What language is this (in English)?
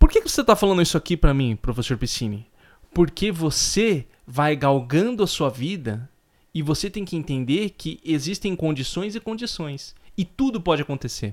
Portuguese